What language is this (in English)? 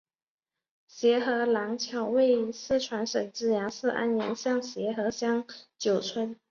Chinese